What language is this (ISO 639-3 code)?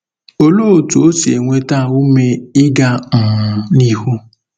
ibo